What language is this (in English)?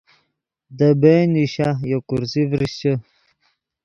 Yidgha